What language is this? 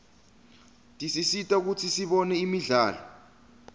Swati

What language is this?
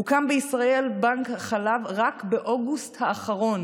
Hebrew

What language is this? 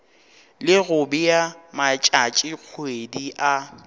Northern Sotho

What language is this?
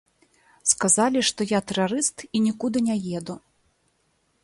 Belarusian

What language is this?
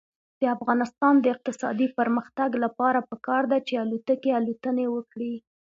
Pashto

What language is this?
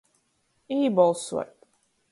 Latgalian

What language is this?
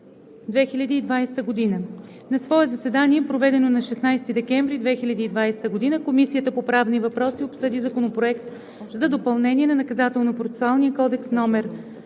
Bulgarian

